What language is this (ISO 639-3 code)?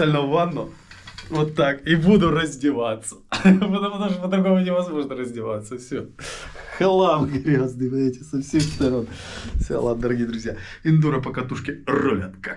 rus